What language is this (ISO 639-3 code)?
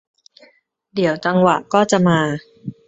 tha